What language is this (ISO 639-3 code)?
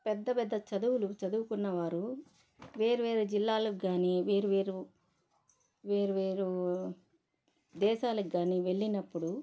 tel